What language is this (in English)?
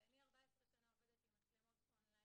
Hebrew